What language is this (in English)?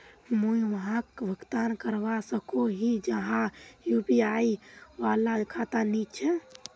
Magahi